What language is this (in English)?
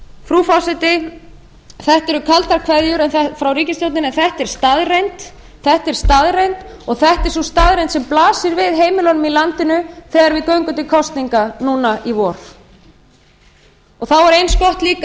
Icelandic